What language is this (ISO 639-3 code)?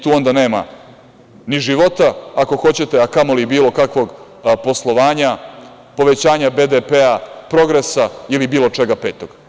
srp